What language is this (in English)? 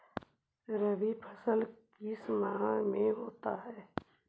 Magahi